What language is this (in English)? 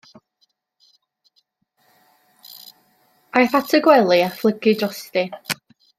Welsh